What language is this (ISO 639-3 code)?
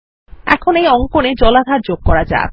ben